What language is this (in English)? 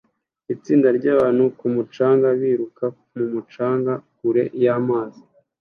Kinyarwanda